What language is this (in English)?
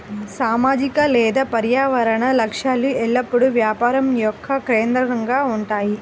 Telugu